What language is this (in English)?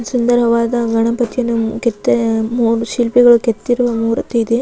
Kannada